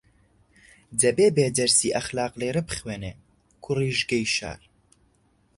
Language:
Central Kurdish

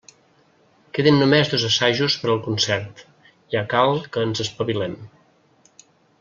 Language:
Catalan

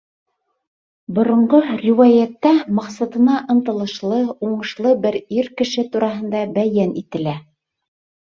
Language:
Bashkir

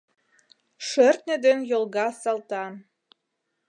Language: Mari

